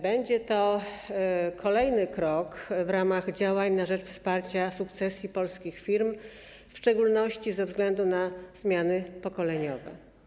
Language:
Polish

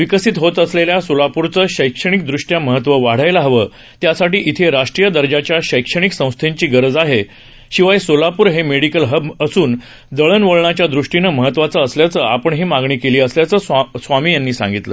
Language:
Marathi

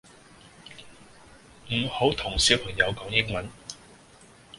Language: Cantonese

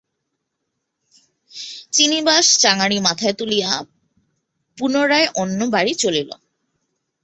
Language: Bangla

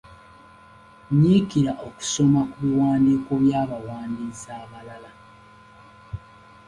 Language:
Ganda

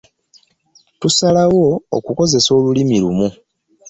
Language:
Ganda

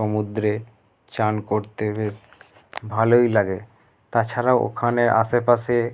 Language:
Bangla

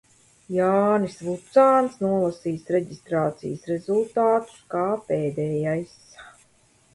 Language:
Latvian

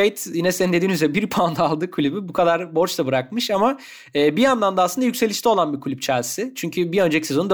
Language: Turkish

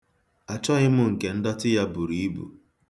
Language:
Igbo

